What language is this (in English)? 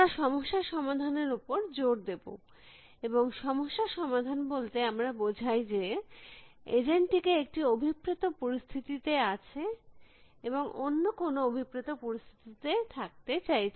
Bangla